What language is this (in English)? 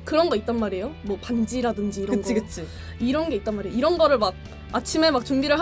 Korean